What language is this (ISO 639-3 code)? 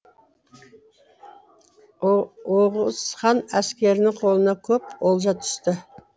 kaz